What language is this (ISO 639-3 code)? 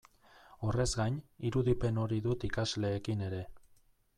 eus